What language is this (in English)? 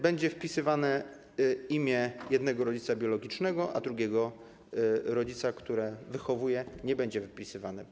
Polish